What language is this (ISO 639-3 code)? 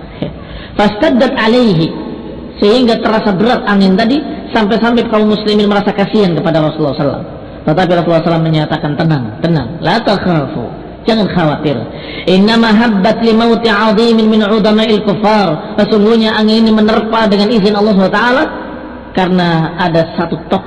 ind